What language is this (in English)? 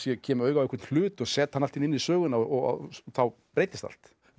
Icelandic